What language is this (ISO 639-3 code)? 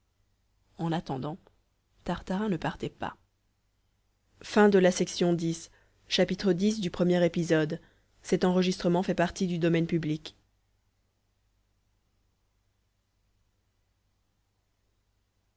fra